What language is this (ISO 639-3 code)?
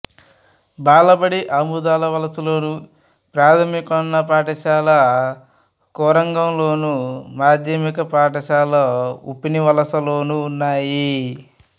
tel